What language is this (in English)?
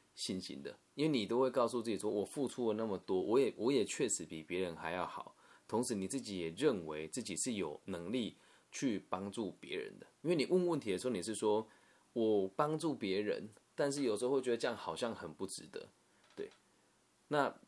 Chinese